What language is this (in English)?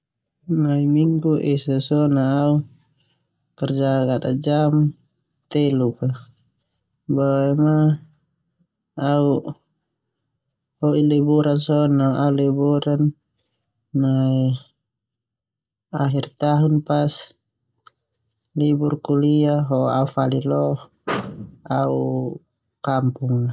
Termanu